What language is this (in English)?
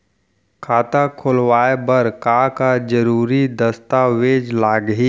Chhattisgarhi